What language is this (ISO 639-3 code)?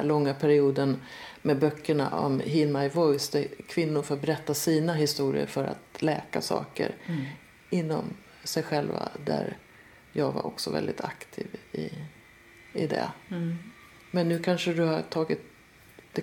swe